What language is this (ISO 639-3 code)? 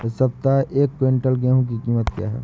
hin